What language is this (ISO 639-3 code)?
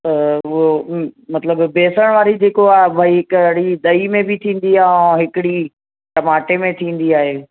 snd